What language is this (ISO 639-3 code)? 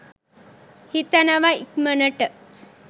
sin